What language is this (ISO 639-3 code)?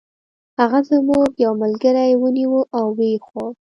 pus